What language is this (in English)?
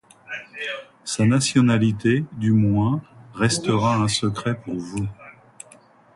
French